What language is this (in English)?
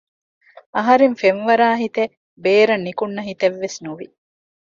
Divehi